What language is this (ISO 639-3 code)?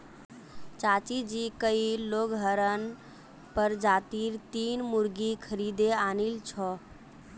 mag